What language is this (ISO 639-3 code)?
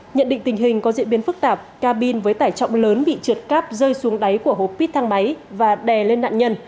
vie